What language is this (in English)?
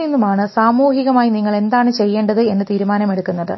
Malayalam